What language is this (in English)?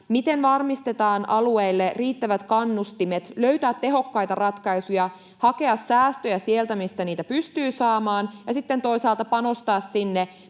Finnish